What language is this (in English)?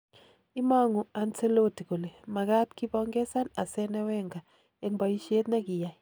Kalenjin